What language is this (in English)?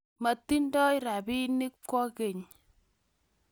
Kalenjin